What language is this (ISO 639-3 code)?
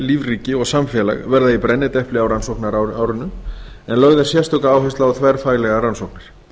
isl